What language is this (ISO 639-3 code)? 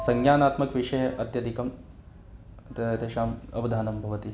san